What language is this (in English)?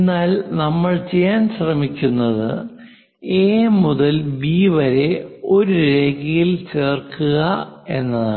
Malayalam